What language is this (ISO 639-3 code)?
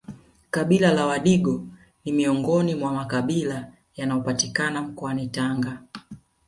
swa